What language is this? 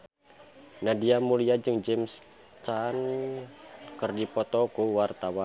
Sundanese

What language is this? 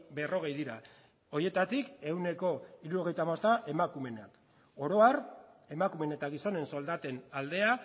Basque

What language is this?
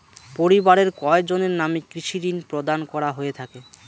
Bangla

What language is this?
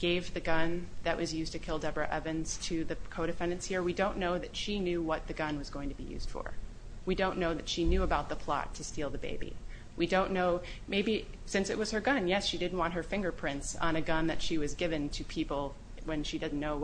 English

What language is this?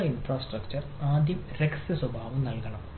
Malayalam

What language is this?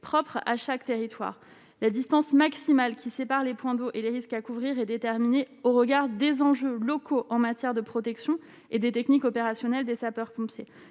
French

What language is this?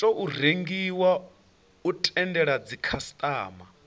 Venda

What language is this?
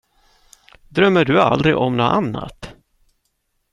Swedish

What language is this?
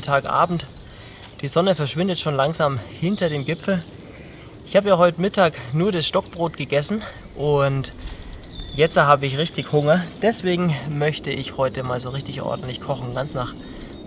German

